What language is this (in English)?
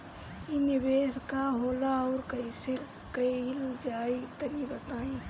Bhojpuri